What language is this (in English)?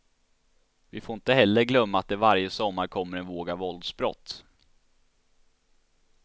Swedish